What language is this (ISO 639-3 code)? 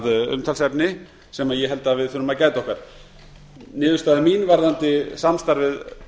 isl